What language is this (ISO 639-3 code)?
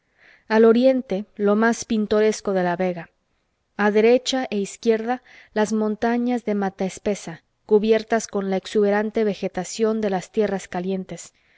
spa